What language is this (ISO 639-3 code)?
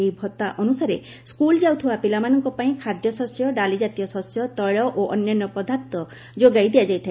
ori